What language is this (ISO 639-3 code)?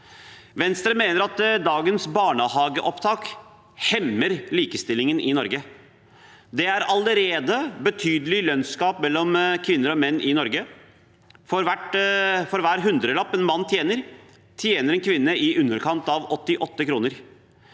nor